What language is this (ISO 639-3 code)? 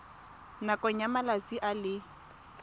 tsn